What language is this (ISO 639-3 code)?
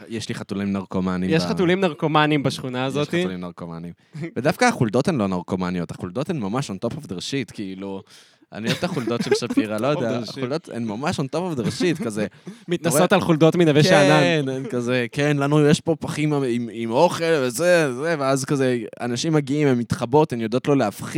heb